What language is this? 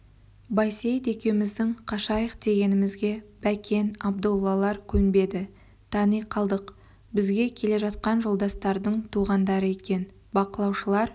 Kazakh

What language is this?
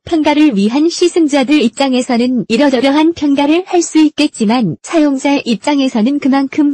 Korean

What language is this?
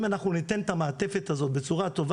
Hebrew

